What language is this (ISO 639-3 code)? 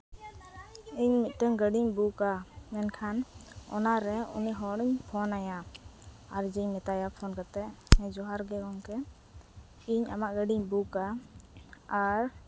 sat